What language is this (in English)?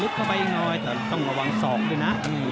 Thai